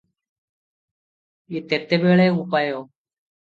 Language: Odia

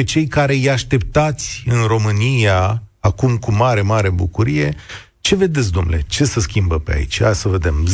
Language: Romanian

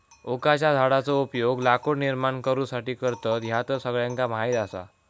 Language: Marathi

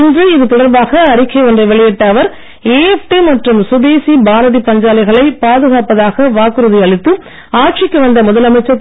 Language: Tamil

